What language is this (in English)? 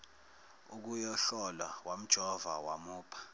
Zulu